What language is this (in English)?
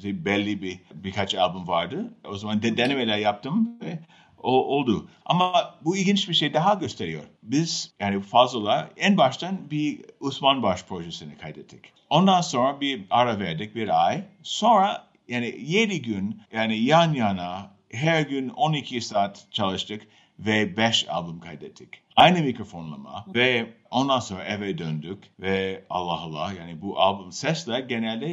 Turkish